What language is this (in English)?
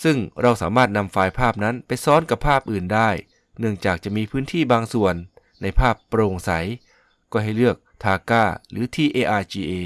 Thai